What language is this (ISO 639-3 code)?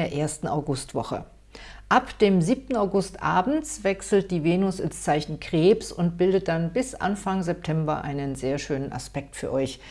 deu